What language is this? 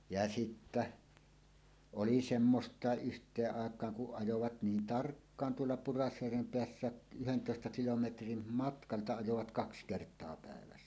Finnish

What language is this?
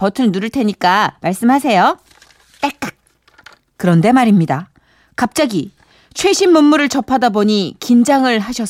Korean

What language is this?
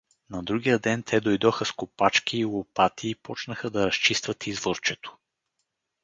Bulgarian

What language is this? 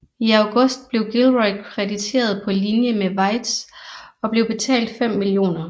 Danish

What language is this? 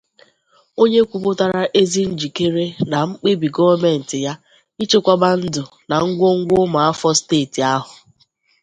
Igbo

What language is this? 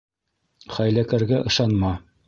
Bashkir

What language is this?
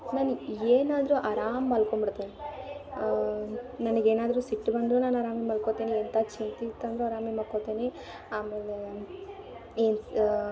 Kannada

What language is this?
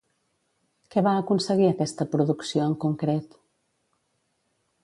Catalan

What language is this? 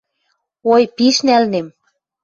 Western Mari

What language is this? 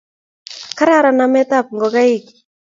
Kalenjin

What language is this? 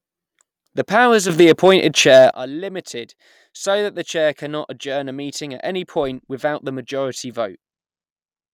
English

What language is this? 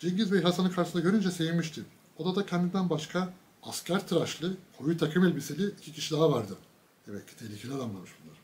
Turkish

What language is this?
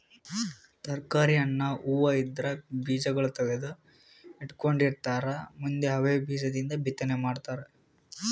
Kannada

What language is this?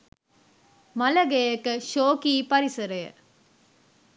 Sinhala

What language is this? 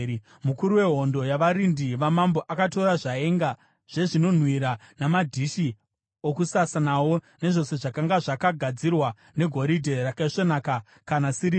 Shona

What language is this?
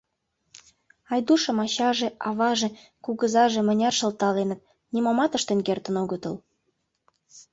Mari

